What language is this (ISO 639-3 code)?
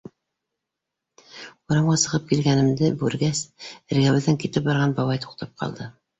bak